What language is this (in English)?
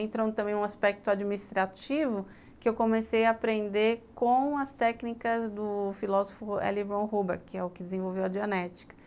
Portuguese